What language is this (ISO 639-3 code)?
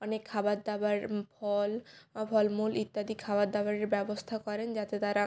ben